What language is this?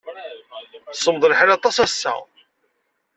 Kabyle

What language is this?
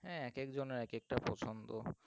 Bangla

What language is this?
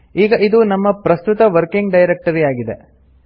Kannada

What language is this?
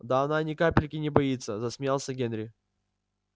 Russian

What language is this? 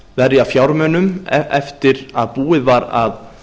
Icelandic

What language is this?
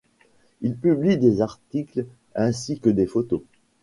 French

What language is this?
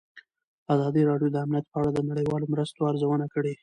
Pashto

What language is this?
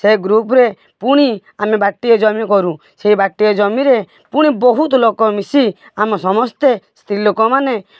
Odia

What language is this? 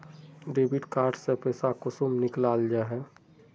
Magahi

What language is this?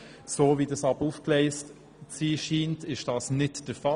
Swiss German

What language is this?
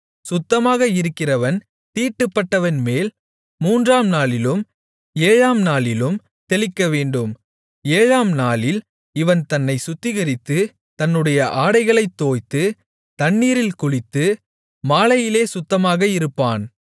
Tamil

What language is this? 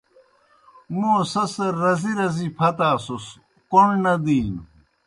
Kohistani Shina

